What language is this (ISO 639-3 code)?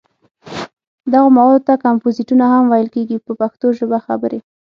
pus